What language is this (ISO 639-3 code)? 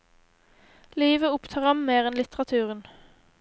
nor